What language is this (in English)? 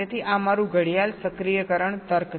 Gujarati